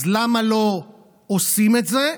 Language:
Hebrew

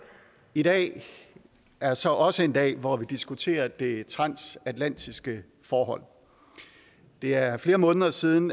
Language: Danish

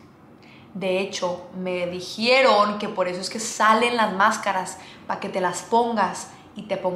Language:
Spanish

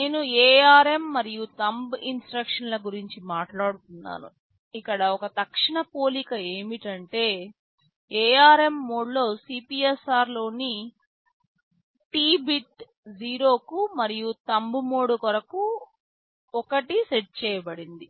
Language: Telugu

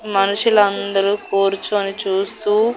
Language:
Telugu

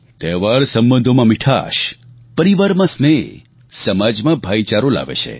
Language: Gujarati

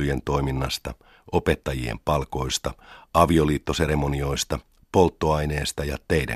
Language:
Finnish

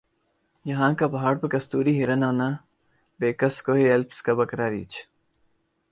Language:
Urdu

